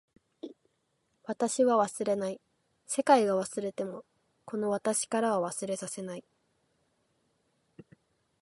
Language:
Japanese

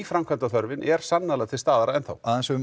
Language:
Icelandic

